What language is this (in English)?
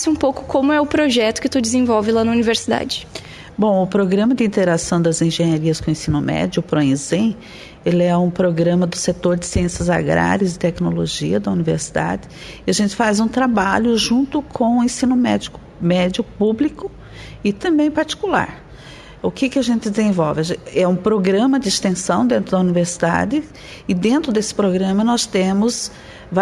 Portuguese